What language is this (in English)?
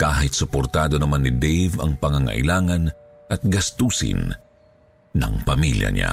Filipino